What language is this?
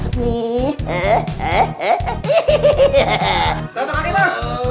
Indonesian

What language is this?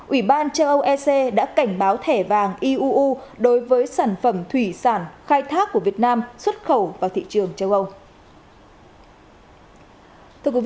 Vietnamese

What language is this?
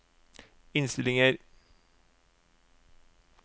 Norwegian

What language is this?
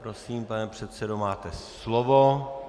Czech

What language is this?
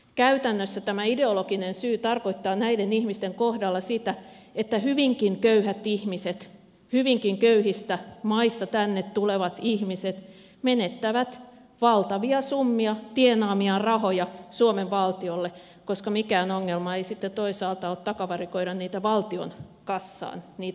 Finnish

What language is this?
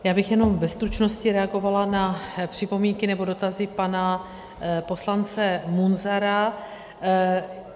Czech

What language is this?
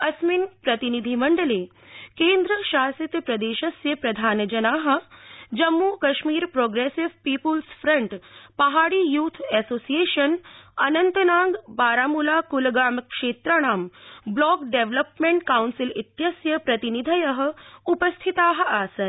Sanskrit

